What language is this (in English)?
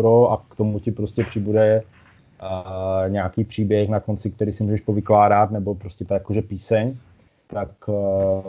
Czech